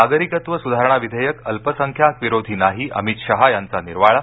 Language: Marathi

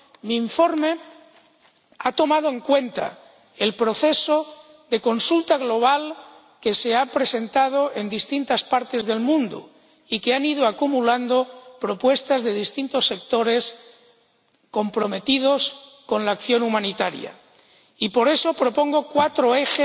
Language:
Spanish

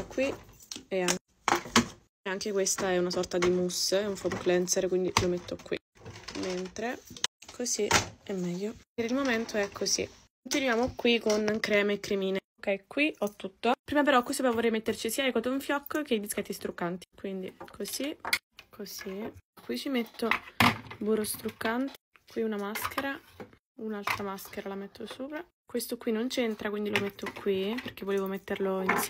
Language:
Italian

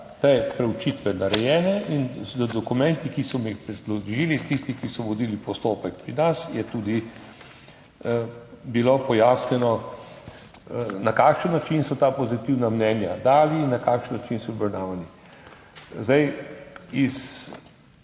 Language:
Slovenian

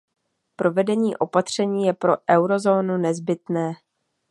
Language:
Czech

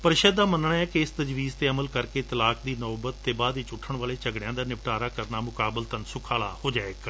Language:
Punjabi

